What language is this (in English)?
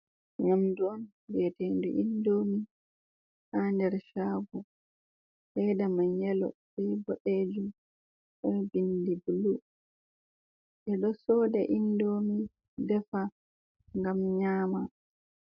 Fula